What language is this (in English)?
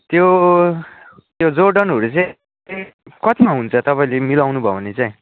Nepali